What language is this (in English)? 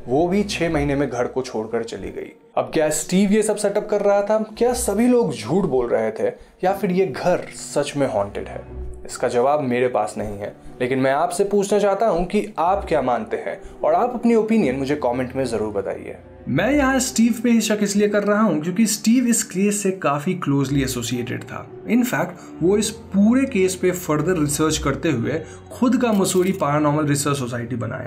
Hindi